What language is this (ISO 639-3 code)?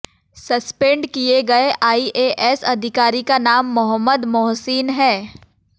hin